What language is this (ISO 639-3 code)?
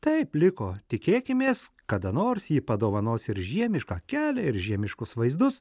lit